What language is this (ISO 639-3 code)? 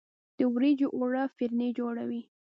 pus